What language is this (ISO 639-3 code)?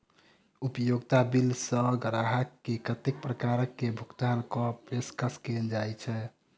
mai